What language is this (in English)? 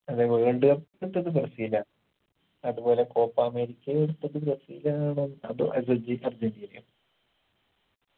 Malayalam